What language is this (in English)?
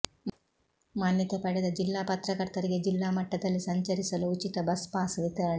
Kannada